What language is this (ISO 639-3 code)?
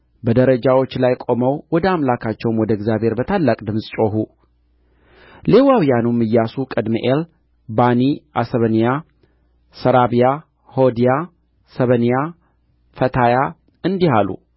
amh